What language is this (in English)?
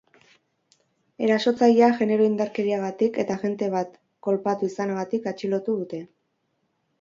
Basque